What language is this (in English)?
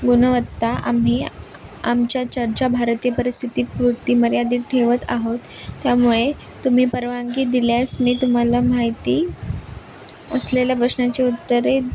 Marathi